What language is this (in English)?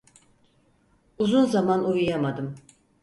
Turkish